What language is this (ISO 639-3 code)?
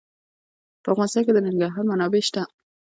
pus